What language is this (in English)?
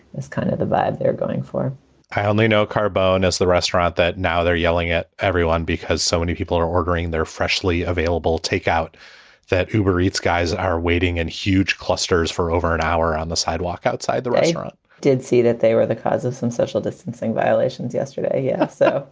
English